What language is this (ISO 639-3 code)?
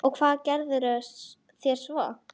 isl